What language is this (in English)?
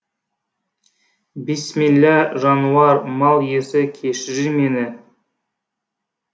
Kazakh